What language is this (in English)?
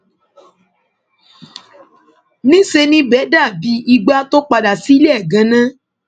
Yoruba